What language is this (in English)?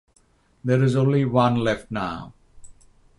English